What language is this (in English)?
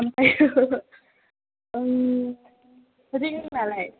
Bodo